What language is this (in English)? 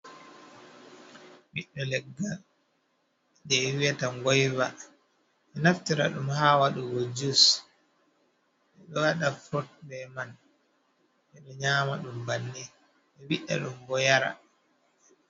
Fula